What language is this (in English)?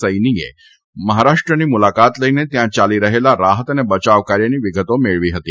Gujarati